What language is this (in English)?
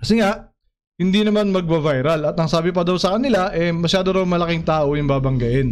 Filipino